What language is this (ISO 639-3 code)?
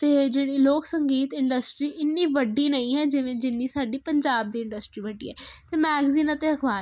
pan